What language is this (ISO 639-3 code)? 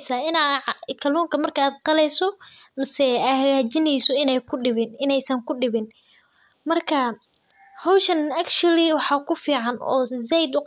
som